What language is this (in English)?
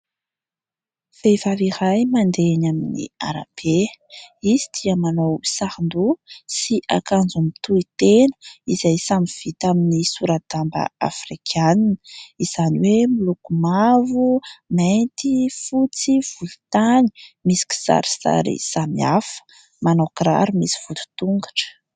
Malagasy